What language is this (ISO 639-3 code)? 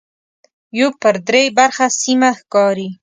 pus